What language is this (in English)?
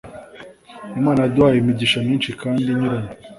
Kinyarwanda